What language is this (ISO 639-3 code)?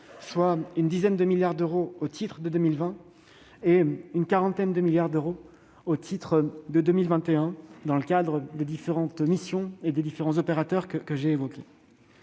fra